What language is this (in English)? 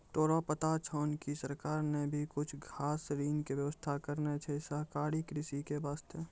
Maithili